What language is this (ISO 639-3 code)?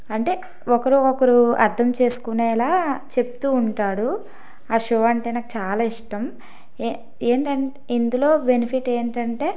tel